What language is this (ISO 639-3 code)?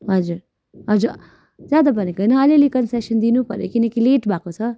nep